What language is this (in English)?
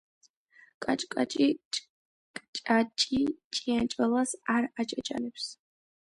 Georgian